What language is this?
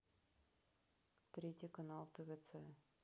Russian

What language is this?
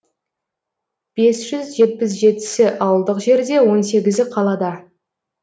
Kazakh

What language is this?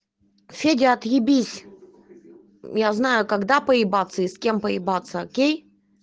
Russian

